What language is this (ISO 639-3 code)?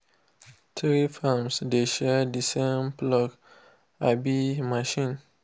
pcm